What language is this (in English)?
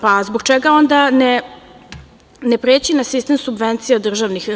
Serbian